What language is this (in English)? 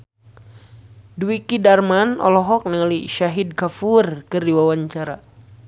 Sundanese